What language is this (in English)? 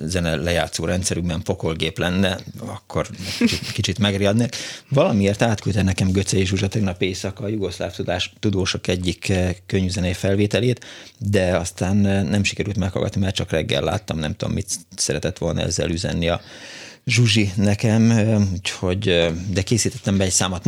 Hungarian